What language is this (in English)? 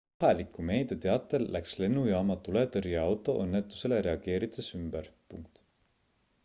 Estonian